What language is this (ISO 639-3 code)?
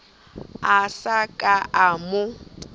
sot